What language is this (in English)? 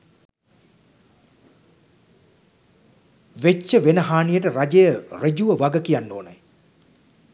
Sinhala